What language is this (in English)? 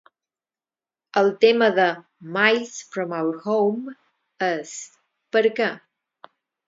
Catalan